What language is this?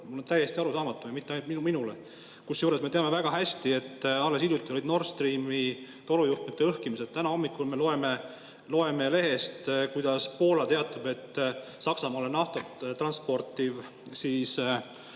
Estonian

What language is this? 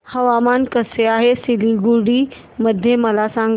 Marathi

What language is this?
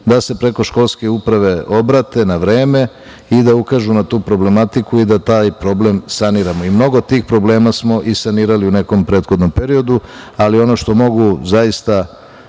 Serbian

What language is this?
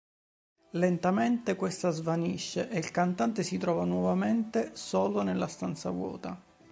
Italian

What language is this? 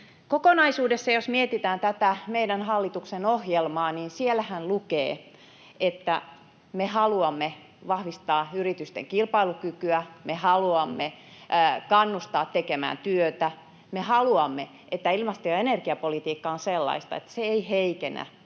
Finnish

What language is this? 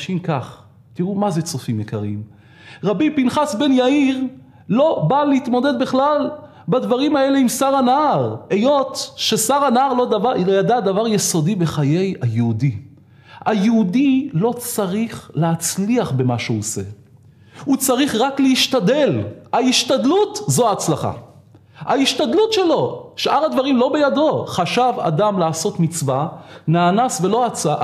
Hebrew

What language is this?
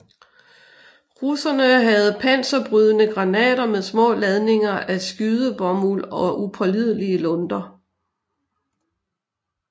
Danish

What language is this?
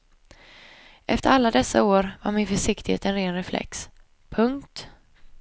Swedish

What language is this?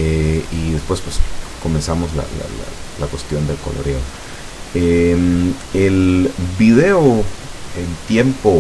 Spanish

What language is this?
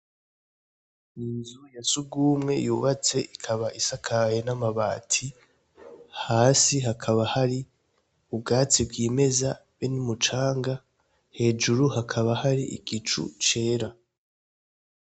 Rundi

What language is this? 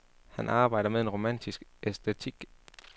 Danish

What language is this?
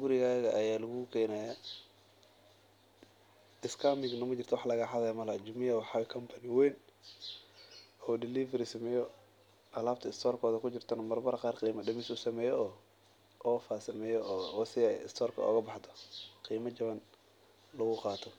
Somali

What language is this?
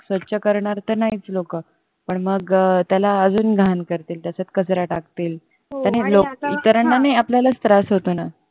Marathi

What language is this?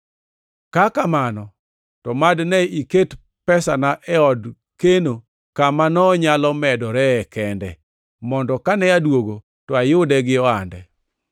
Luo (Kenya and Tanzania)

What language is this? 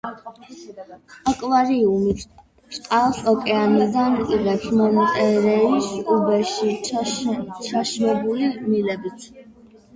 Georgian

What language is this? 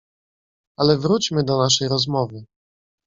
Polish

